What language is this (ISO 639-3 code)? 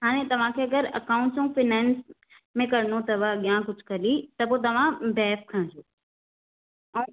snd